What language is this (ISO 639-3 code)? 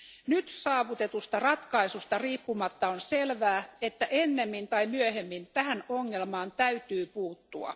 fin